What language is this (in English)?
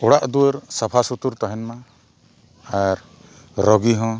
Santali